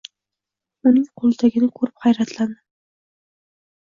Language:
Uzbek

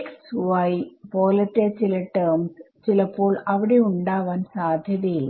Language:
Malayalam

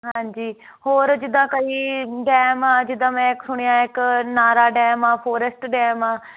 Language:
Punjabi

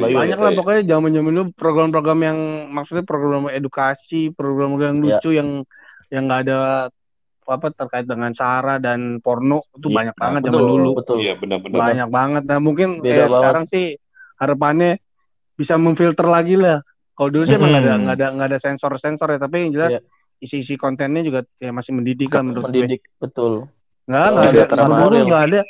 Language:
Indonesian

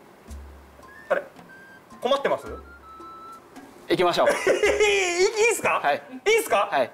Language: Japanese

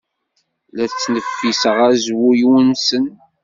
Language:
Kabyle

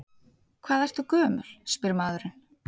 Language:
Icelandic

